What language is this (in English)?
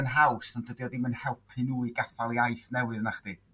Welsh